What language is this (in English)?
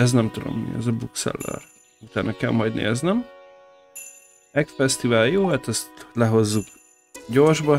Hungarian